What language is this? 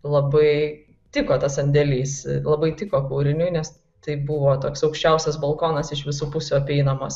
Lithuanian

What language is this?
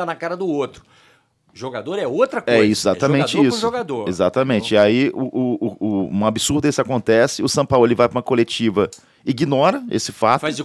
Portuguese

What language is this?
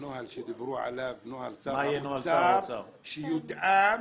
Hebrew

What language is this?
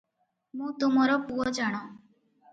Odia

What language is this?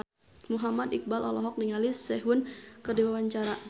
Sundanese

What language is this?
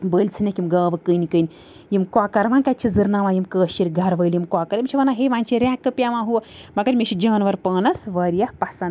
Kashmiri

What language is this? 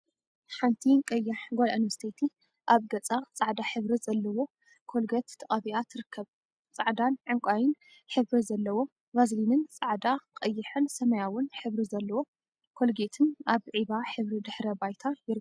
Tigrinya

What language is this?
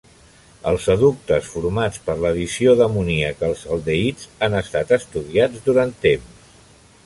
Catalan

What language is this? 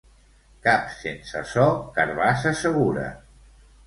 Catalan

